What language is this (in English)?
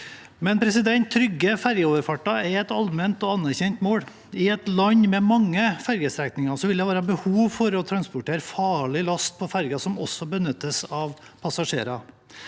Norwegian